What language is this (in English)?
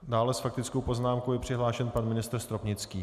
Czech